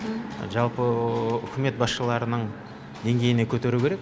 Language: Kazakh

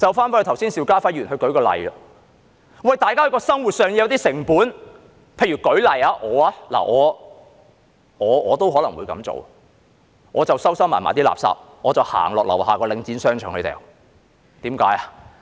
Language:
Cantonese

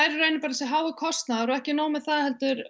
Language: Icelandic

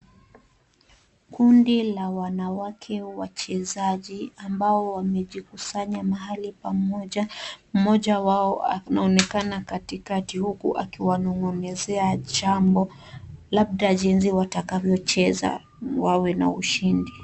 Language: Swahili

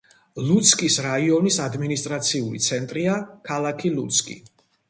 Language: Georgian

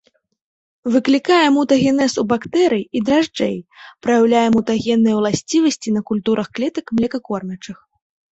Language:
Belarusian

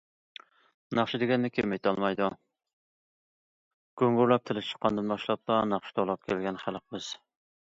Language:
Uyghur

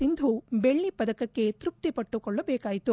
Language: Kannada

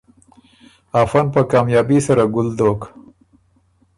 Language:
Ormuri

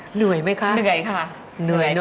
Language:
Thai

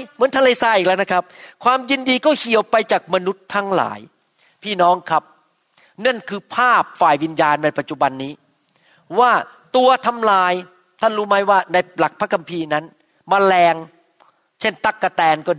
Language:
Thai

